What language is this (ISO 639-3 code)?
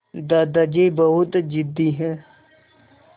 hin